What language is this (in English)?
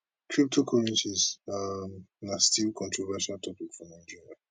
Nigerian Pidgin